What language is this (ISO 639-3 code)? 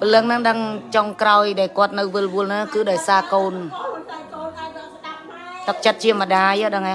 vie